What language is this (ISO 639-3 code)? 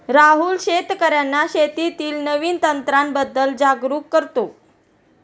mar